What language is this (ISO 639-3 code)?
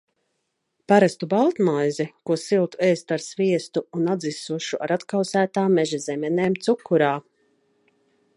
lav